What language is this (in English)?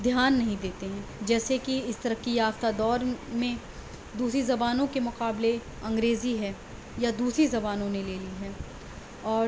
Urdu